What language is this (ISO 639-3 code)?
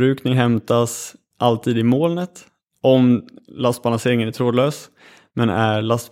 swe